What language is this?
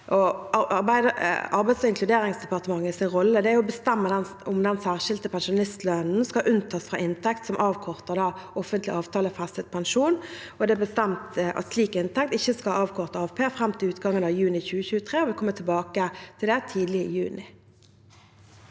Norwegian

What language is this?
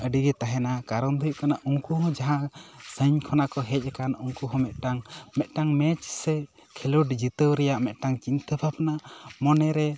Santali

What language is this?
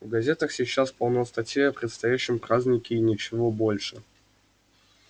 Russian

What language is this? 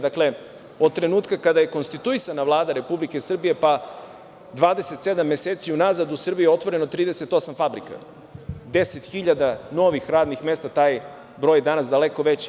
Serbian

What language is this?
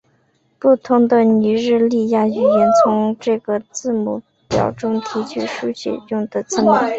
Chinese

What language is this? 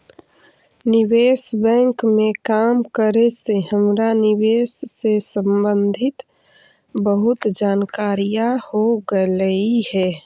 Magahi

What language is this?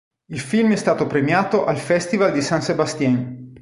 Italian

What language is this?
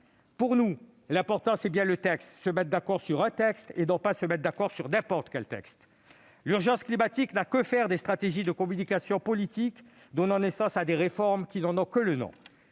French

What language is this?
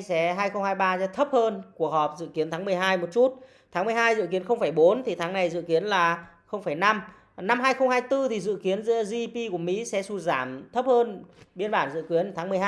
Vietnamese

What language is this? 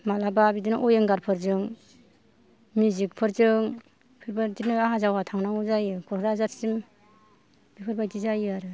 Bodo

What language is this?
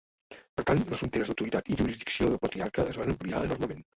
Catalan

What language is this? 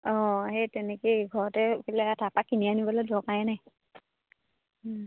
Assamese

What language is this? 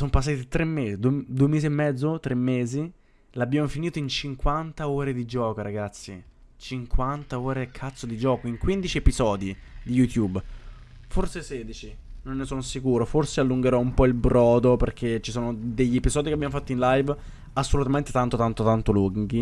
Italian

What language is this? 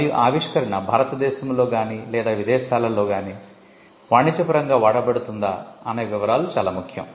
Telugu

